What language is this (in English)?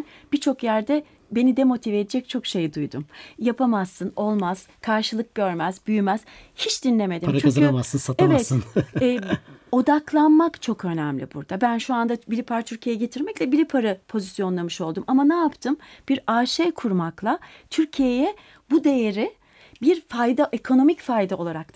Turkish